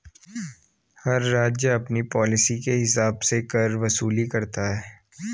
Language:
Hindi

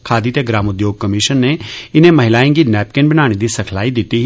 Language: Dogri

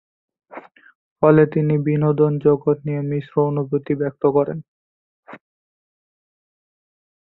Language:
Bangla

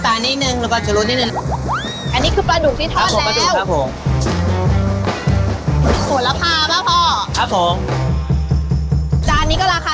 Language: Thai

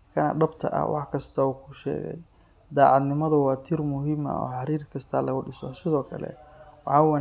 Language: Somali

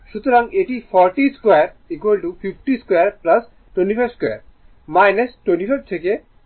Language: Bangla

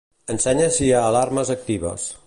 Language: Catalan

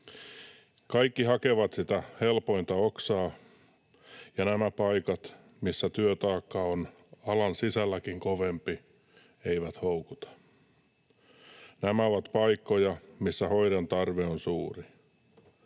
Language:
Finnish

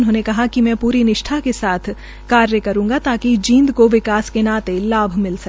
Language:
Hindi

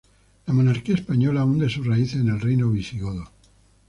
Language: Spanish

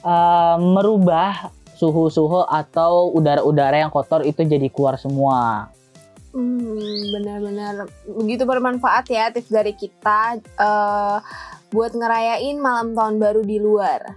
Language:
Indonesian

